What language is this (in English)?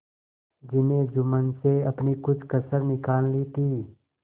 Hindi